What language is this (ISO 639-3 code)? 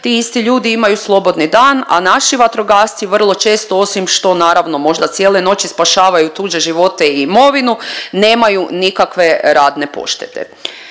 hrv